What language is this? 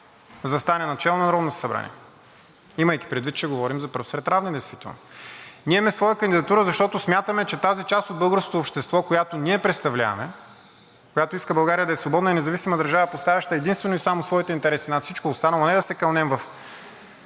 Bulgarian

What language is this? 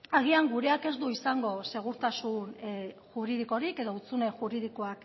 Basque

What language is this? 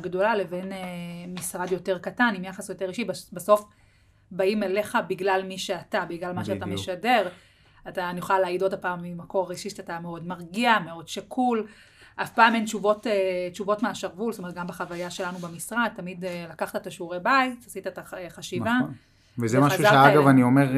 Hebrew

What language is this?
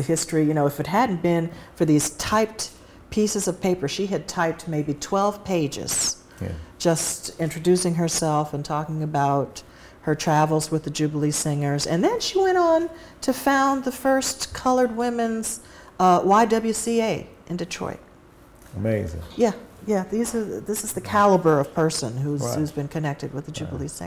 English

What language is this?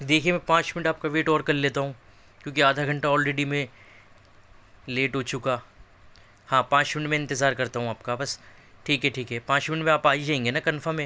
Urdu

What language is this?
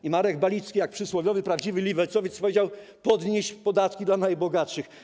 Polish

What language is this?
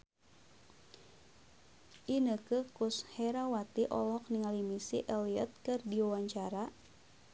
Sundanese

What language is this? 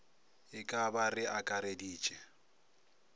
Northern Sotho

